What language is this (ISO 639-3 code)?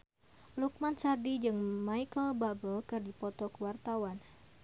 sun